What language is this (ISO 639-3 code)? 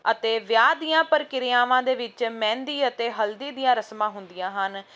pan